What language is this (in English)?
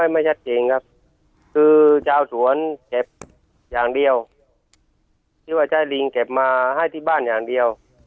Thai